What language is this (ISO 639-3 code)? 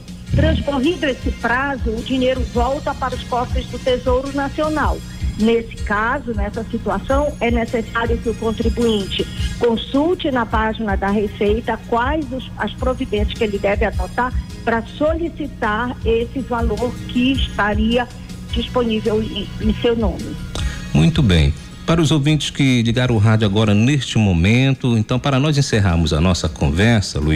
por